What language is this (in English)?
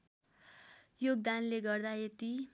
Nepali